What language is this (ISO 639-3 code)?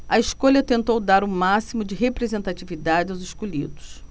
por